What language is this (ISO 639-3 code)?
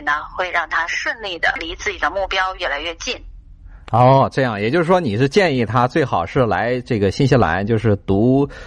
zho